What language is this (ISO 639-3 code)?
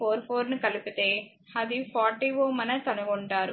tel